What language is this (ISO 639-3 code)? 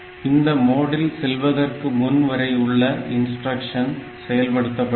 tam